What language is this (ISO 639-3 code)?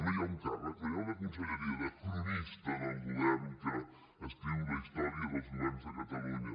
cat